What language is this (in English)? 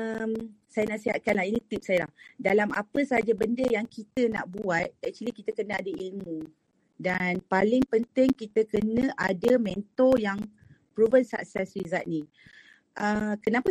Malay